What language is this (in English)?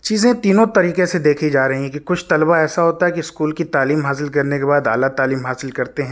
Urdu